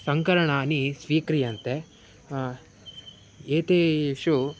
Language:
Sanskrit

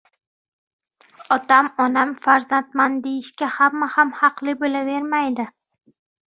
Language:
Uzbek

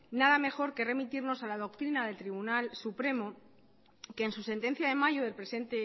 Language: Spanish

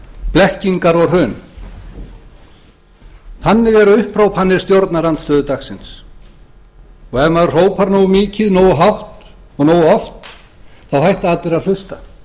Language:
Icelandic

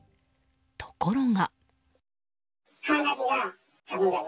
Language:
Japanese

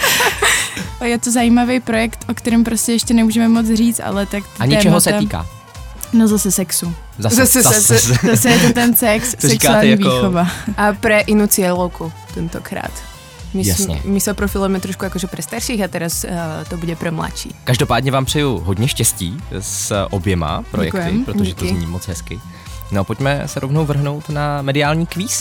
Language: Czech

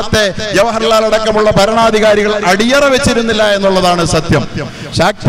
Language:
Korean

